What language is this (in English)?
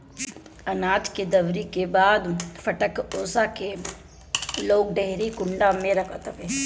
Bhojpuri